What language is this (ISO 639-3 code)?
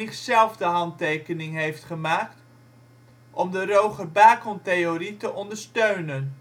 nld